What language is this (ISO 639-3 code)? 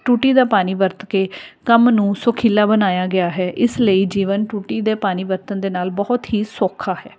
pan